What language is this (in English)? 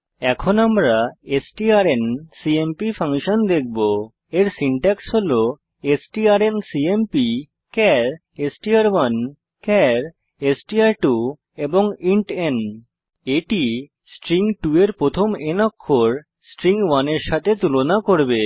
Bangla